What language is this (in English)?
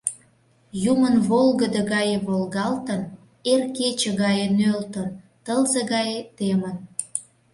Mari